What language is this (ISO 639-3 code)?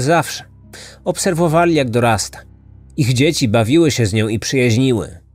pol